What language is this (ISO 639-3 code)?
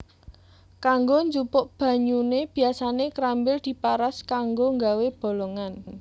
jav